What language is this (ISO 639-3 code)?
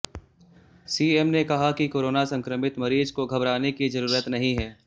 hin